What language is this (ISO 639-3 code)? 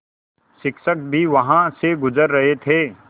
hin